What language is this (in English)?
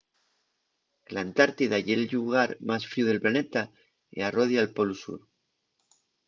Asturian